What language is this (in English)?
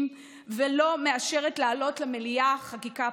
Hebrew